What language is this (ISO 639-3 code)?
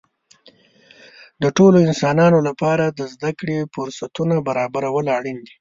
pus